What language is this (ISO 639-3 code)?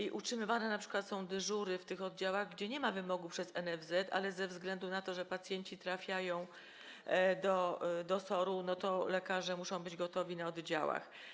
pol